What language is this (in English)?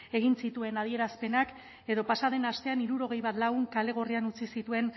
Basque